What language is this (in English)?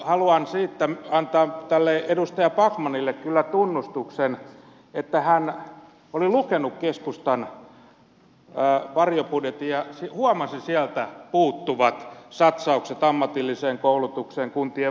Finnish